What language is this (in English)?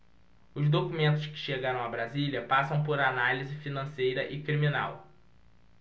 Portuguese